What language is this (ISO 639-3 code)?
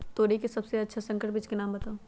mag